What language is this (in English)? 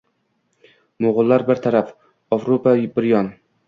Uzbek